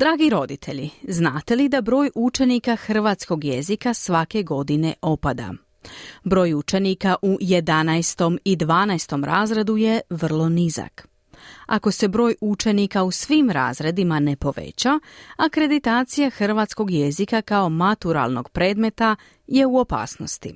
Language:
Croatian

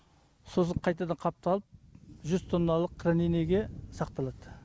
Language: Kazakh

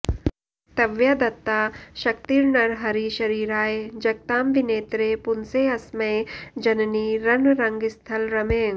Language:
Sanskrit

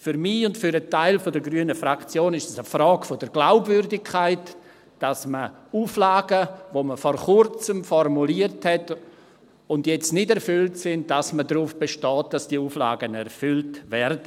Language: Swiss German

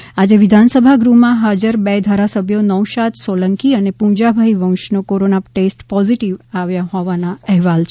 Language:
Gujarati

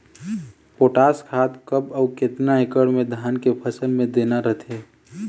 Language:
Chhattisgarhi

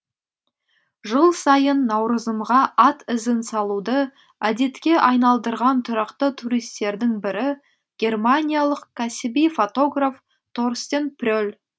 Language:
Kazakh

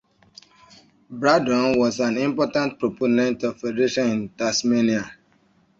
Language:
English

